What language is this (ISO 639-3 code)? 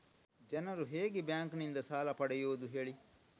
kan